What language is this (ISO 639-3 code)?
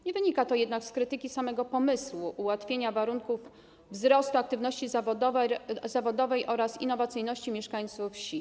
pol